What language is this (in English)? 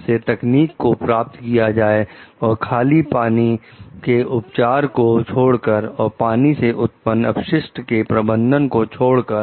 Hindi